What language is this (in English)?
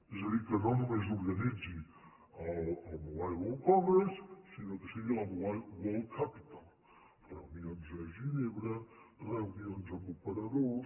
Catalan